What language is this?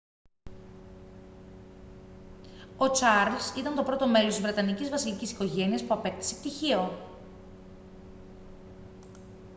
Greek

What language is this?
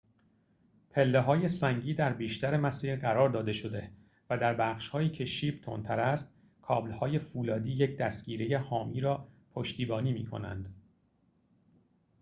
Persian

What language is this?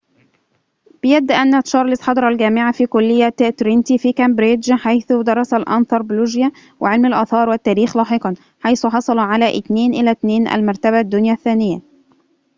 Arabic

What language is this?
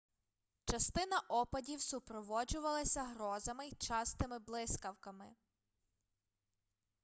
Ukrainian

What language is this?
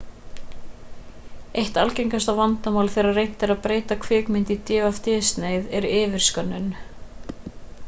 Icelandic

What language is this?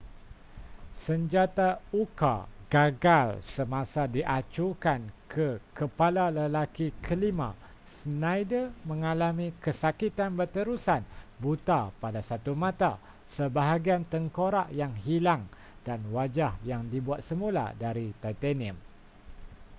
Malay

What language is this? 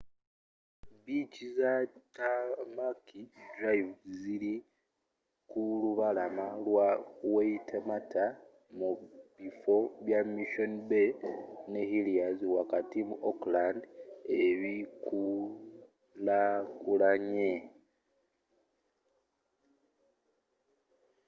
Ganda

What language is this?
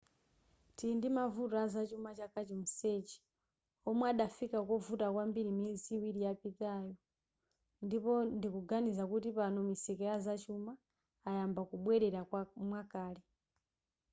Nyanja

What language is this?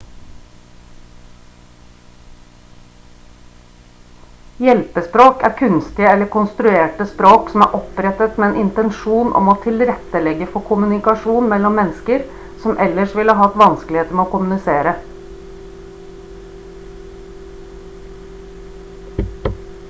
Norwegian Bokmål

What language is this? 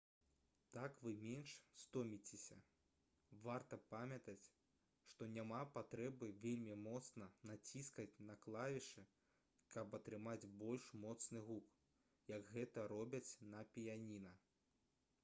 Belarusian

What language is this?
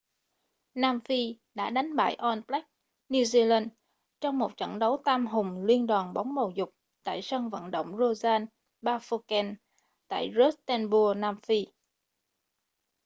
Vietnamese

